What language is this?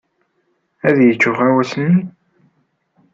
Kabyle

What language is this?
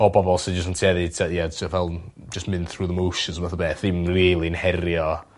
Welsh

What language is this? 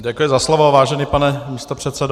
Czech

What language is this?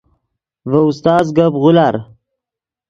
Yidgha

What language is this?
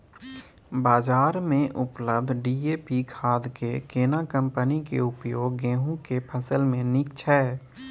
Maithili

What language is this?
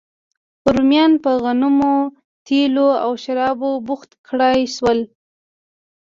Pashto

